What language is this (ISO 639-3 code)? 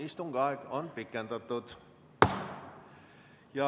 est